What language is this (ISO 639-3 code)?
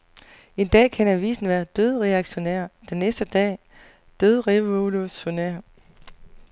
dan